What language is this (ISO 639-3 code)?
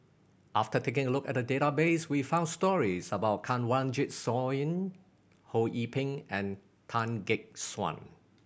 eng